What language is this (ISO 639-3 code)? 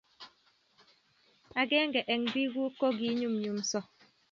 kln